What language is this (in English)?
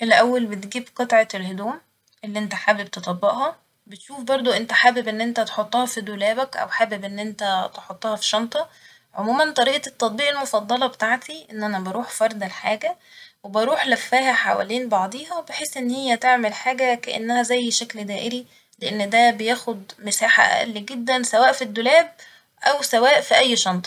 Egyptian Arabic